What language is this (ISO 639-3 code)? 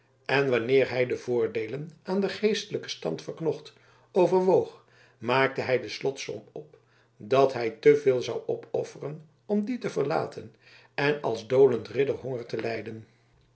nld